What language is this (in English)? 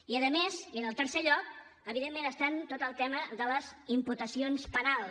Catalan